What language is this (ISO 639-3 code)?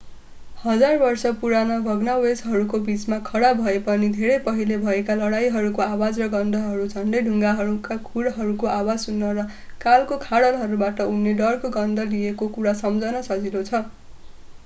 nep